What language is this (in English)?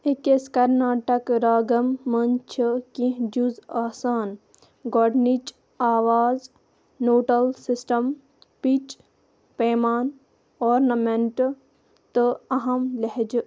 Kashmiri